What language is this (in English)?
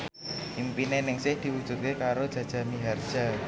Javanese